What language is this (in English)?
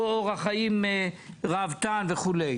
Hebrew